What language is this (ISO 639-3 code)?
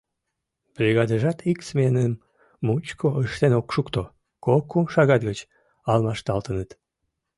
chm